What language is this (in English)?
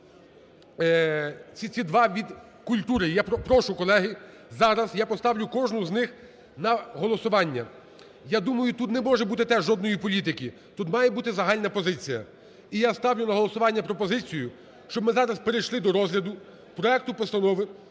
Ukrainian